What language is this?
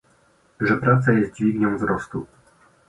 Polish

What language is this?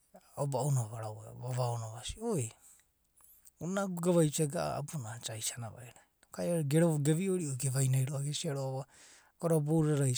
Abadi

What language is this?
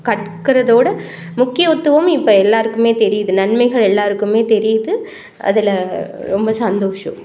Tamil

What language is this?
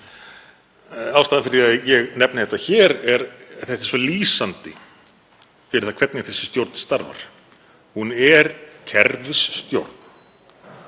Icelandic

